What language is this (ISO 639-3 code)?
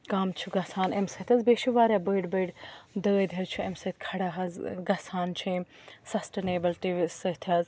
kas